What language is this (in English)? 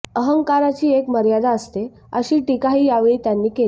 Marathi